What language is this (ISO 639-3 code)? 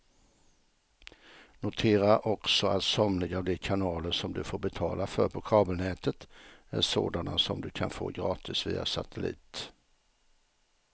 swe